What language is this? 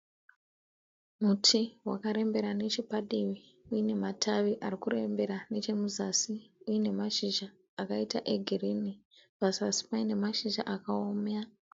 Shona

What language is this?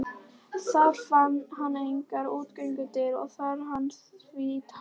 Icelandic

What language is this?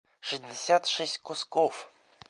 Russian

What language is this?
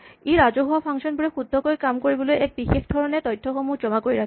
Assamese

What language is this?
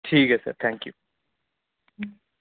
Dogri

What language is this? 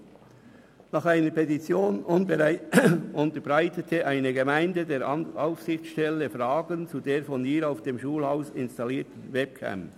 Swiss German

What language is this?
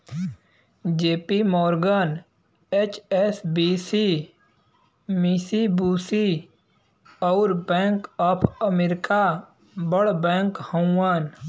Bhojpuri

